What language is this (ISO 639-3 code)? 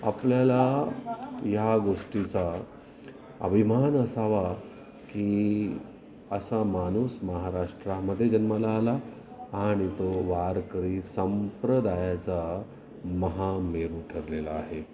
mar